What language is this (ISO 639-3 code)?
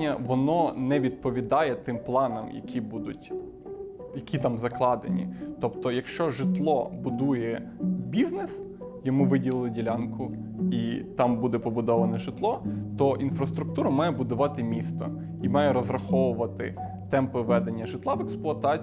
ukr